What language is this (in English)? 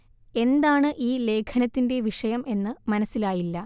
Malayalam